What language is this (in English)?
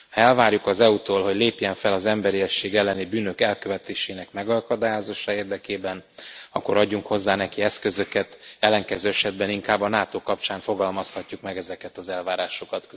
Hungarian